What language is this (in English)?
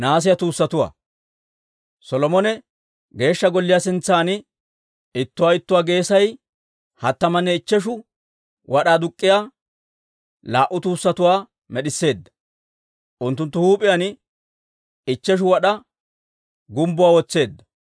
Dawro